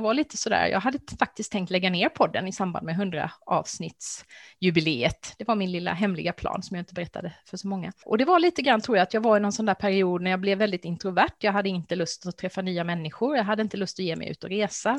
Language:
Swedish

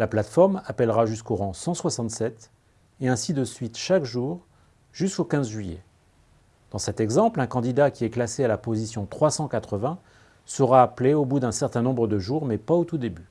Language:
French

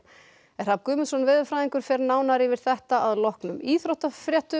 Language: Icelandic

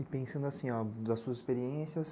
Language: Portuguese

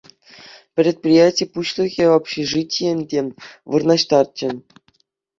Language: Chuvash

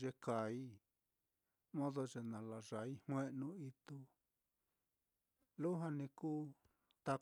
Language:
Mitlatongo Mixtec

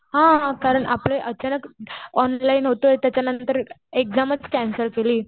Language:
Marathi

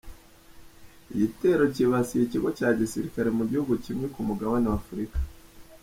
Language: Kinyarwanda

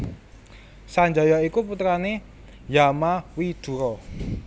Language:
Javanese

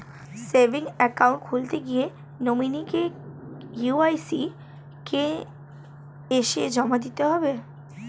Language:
Bangla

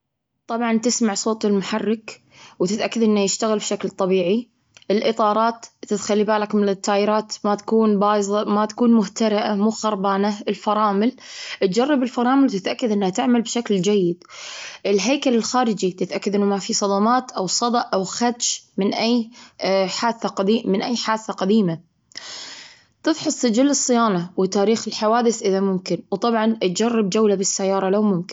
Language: Gulf Arabic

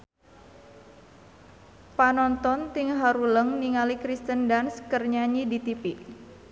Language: Sundanese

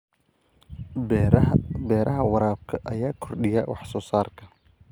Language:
Somali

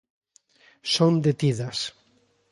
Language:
Galician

